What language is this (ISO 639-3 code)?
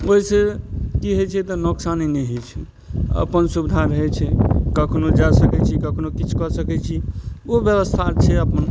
mai